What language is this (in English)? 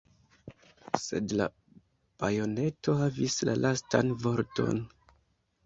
Esperanto